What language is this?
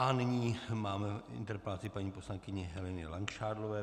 Czech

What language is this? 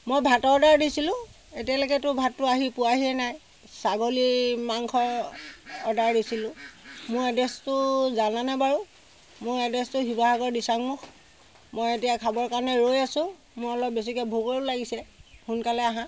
Assamese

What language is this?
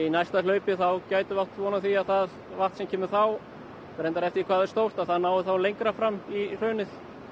Icelandic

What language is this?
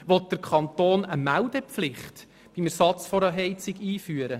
Swiss German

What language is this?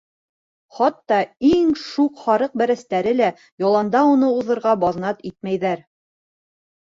Bashkir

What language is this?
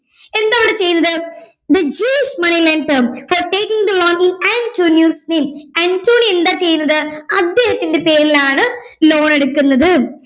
Malayalam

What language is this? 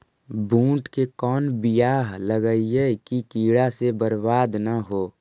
Magahi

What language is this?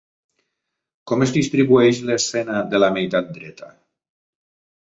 Catalan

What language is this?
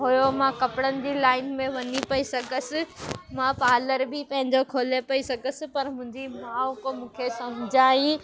Sindhi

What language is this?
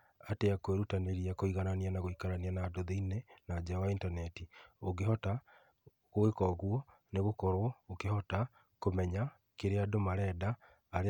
Kikuyu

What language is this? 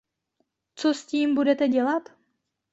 Czech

